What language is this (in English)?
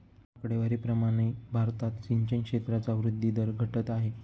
Marathi